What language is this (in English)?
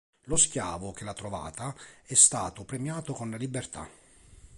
Italian